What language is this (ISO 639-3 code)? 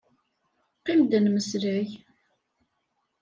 kab